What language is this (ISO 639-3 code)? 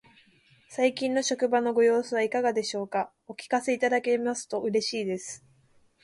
jpn